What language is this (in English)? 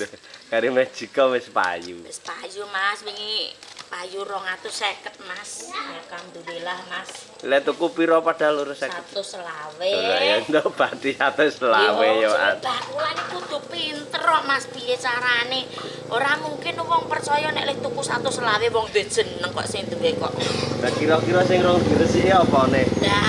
Indonesian